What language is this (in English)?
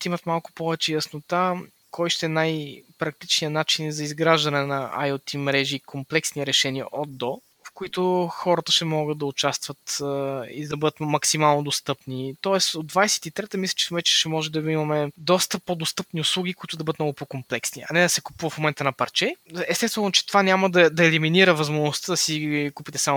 Bulgarian